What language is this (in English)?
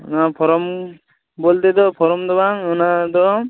Santali